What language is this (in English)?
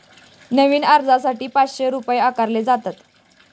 Marathi